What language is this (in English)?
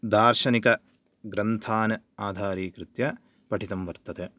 Sanskrit